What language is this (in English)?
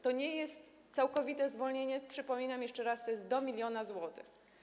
Polish